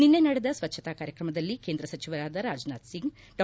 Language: Kannada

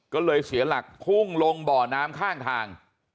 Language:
Thai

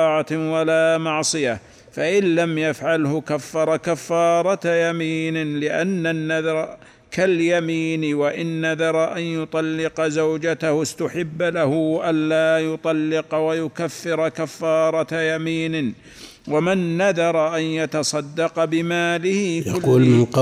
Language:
Arabic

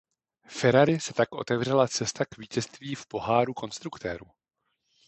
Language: Czech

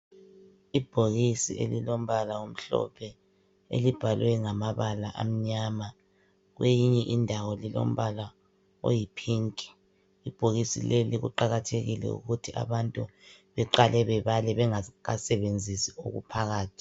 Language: North Ndebele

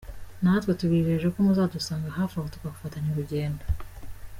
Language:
Kinyarwanda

